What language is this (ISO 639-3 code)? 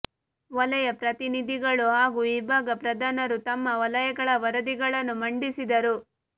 kan